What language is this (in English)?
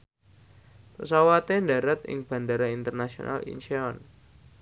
Javanese